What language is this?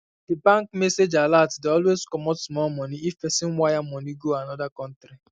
Nigerian Pidgin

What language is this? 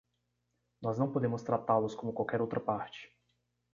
Portuguese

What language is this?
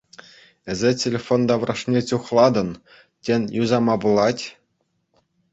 Chuvash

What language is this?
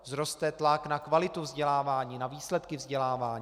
Czech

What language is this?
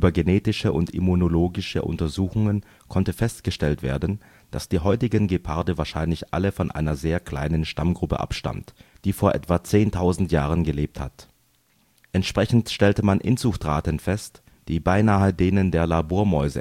German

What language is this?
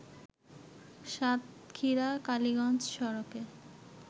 Bangla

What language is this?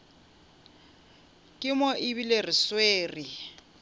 Northern Sotho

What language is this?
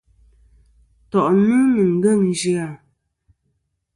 Kom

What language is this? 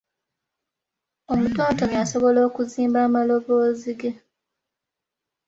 Ganda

